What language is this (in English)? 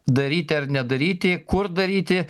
Lithuanian